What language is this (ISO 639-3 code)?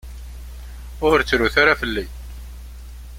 kab